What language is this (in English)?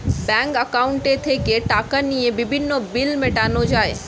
Bangla